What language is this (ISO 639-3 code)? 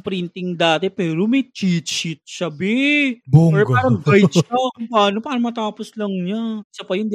fil